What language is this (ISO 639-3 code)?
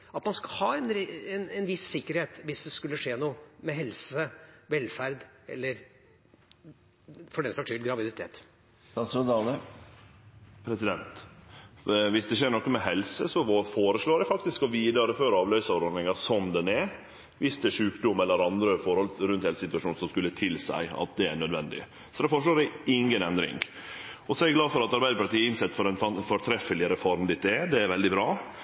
nor